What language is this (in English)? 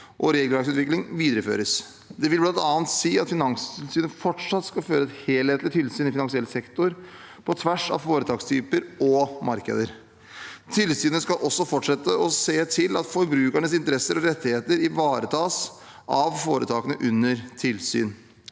Norwegian